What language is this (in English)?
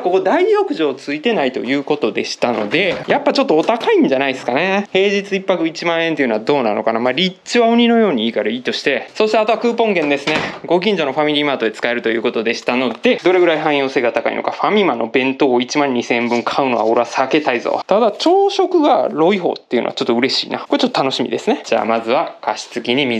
Japanese